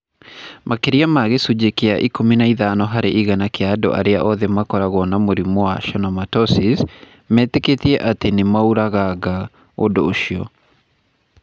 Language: Kikuyu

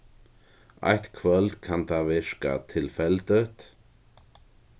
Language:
Faroese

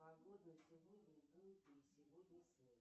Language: Russian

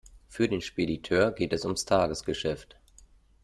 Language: German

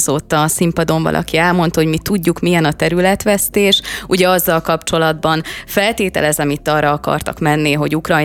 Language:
Hungarian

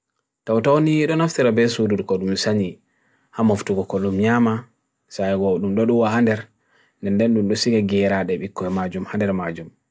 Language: Bagirmi Fulfulde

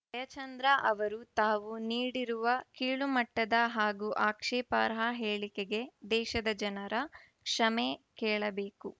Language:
Kannada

